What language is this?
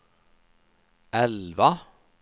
Swedish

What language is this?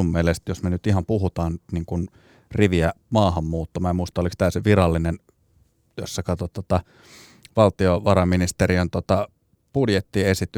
Finnish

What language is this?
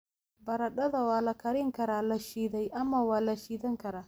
Somali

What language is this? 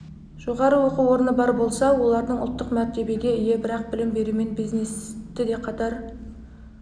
Kazakh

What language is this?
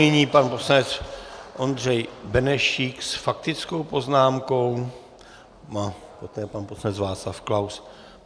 Czech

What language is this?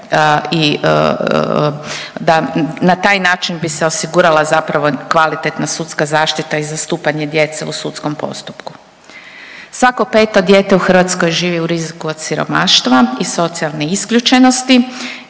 Croatian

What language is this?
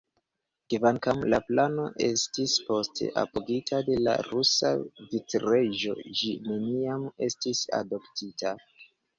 Esperanto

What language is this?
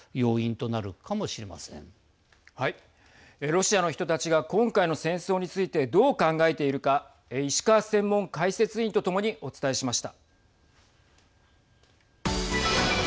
Japanese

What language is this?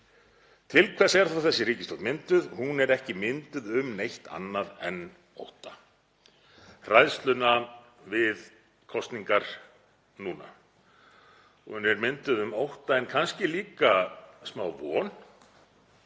Icelandic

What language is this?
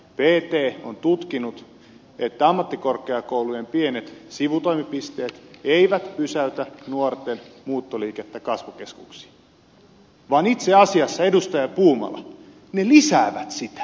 Finnish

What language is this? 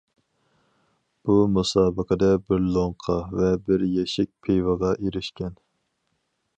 Uyghur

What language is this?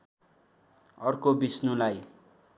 Nepali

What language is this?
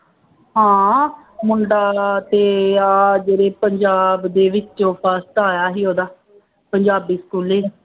Punjabi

